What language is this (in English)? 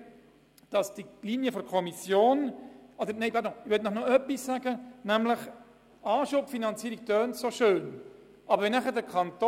Swiss German